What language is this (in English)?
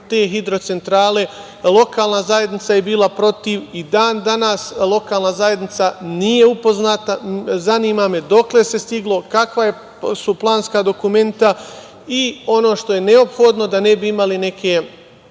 Serbian